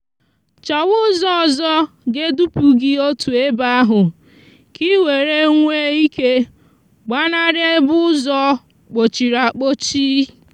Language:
Igbo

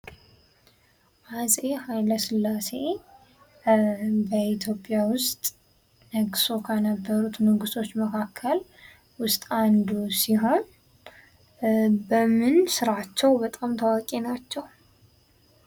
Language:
Amharic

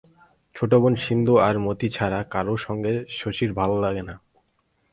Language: Bangla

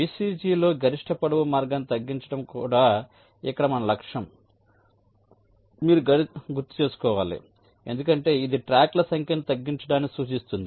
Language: Telugu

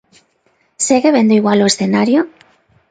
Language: Galician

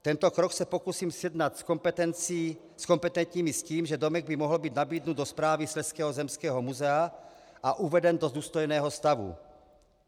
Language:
Czech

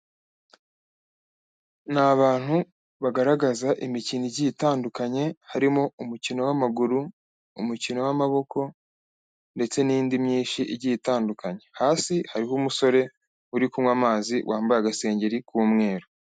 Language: Kinyarwanda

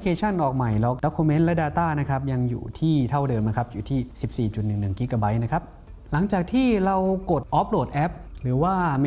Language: Thai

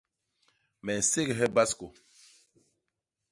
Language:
Basaa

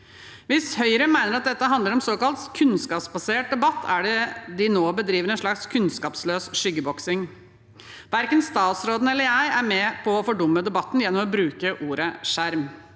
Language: Norwegian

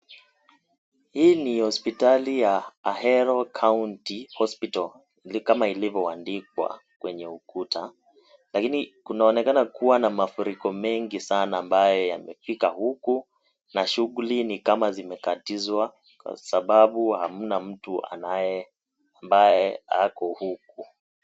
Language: Swahili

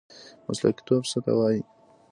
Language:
Pashto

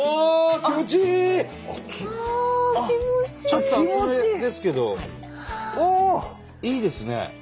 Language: Japanese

